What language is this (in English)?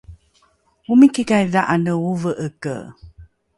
Rukai